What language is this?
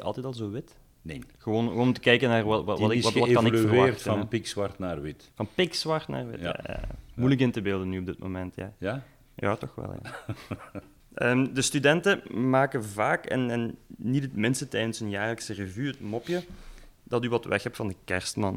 Dutch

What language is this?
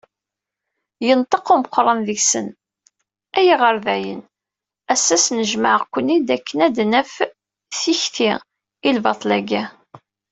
Kabyle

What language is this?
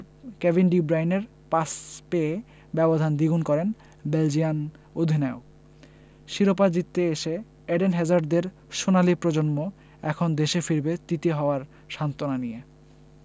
Bangla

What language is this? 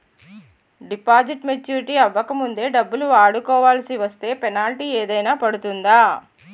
Telugu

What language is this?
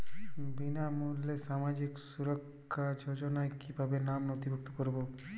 Bangla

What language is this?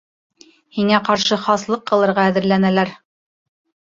Bashkir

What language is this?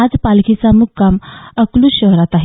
Marathi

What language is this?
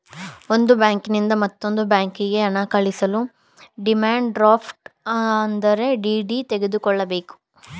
Kannada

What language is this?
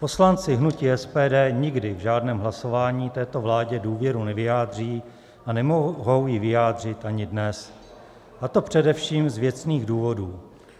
Czech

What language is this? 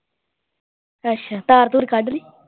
Punjabi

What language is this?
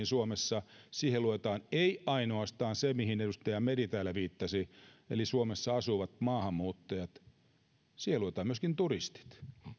Finnish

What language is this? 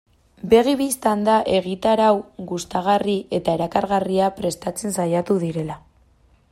Basque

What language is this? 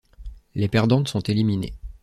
French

